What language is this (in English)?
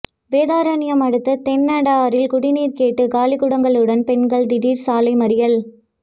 Tamil